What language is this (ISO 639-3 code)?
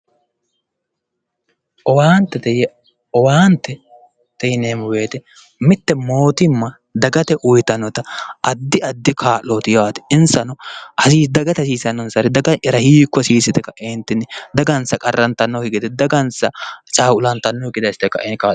sid